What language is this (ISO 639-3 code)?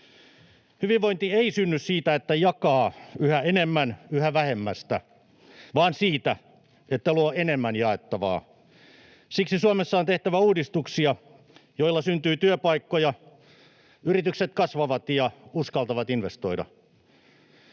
fin